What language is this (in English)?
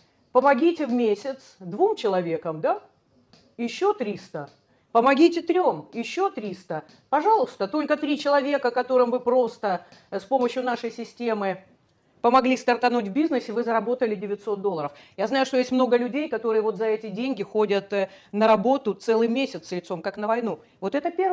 Russian